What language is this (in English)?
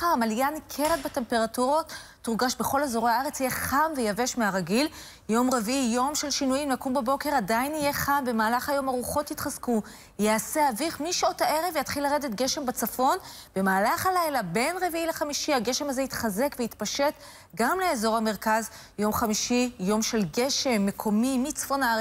Hebrew